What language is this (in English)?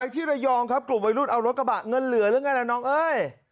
Thai